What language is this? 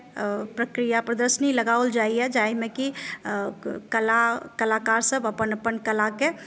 Maithili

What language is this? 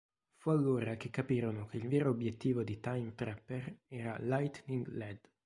Italian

